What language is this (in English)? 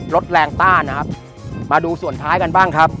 Thai